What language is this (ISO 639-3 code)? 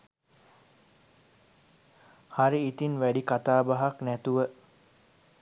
sin